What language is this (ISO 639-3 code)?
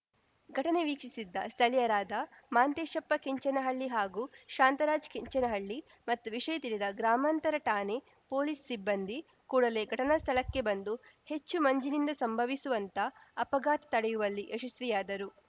kan